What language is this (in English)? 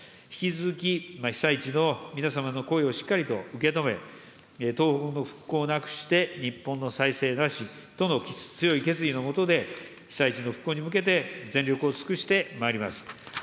Japanese